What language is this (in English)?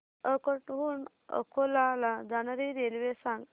Marathi